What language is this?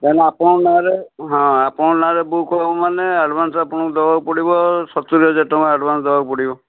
Odia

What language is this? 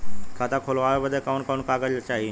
Bhojpuri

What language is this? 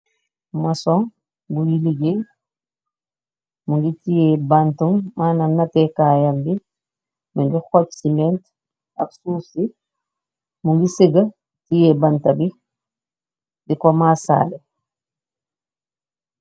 Wolof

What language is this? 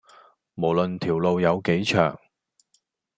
Cantonese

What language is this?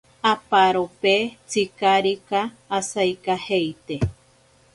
Ashéninka Perené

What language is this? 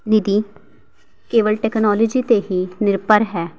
Punjabi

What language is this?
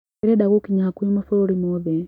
Kikuyu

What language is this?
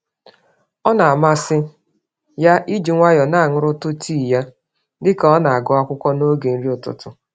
Igbo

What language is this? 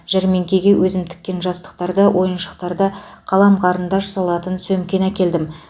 Kazakh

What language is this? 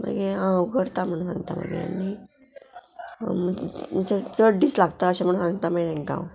Konkani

